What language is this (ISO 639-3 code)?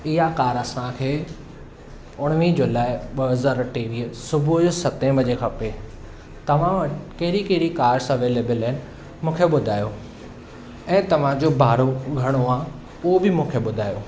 snd